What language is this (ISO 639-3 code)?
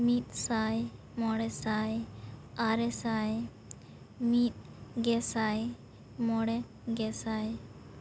sat